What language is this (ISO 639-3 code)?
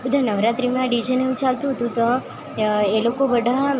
guj